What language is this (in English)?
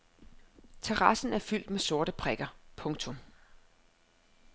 Danish